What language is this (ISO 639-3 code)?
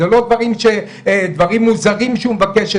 heb